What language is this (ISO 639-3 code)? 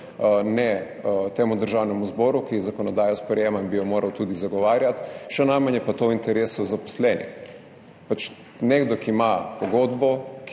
slv